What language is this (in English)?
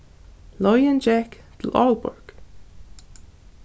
Faroese